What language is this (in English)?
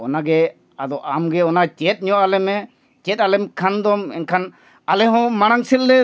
Santali